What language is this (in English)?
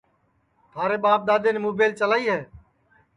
Sansi